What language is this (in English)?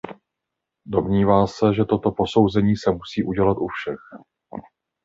Czech